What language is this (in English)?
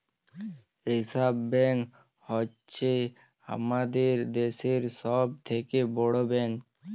Bangla